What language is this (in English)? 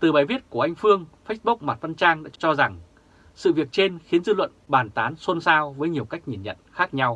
Vietnamese